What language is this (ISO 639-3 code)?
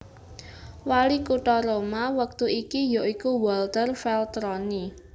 jav